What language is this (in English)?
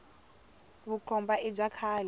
Tsonga